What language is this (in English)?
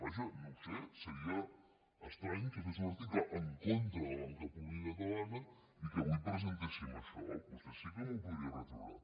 Catalan